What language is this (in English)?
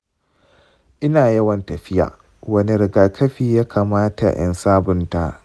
Hausa